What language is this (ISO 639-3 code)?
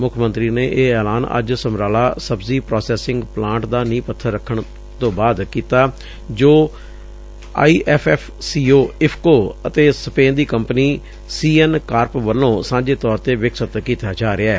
pan